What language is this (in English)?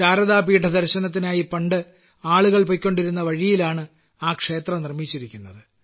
Malayalam